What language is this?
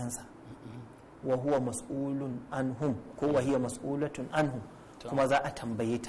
Arabic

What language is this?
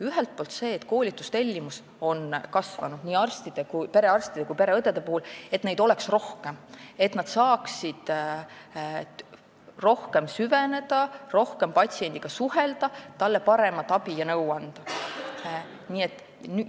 Estonian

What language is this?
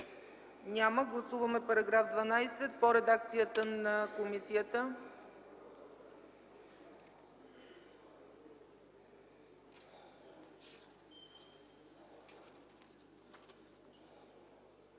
Bulgarian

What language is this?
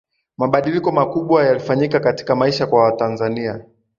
Swahili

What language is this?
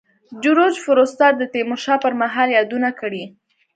Pashto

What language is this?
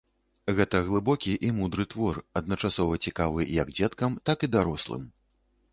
Belarusian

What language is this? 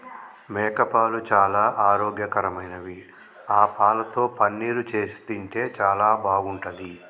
Telugu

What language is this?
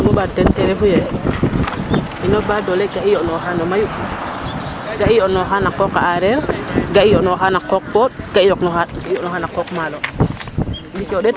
Serer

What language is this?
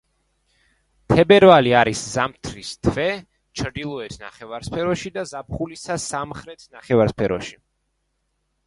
Georgian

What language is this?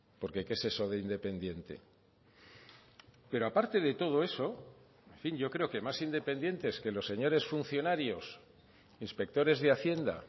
Spanish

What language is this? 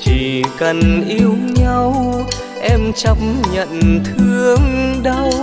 Vietnamese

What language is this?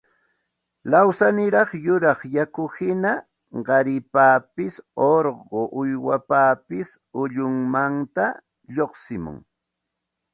Santa Ana de Tusi Pasco Quechua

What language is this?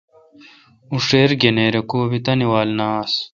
Kalkoti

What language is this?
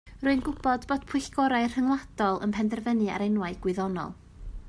Welsh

